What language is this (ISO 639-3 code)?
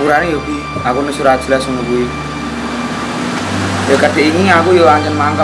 ind